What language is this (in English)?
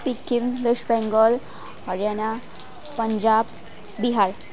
Nepali